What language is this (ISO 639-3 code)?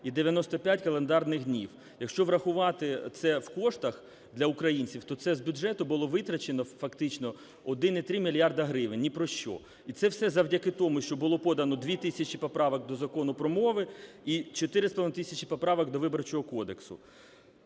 ukr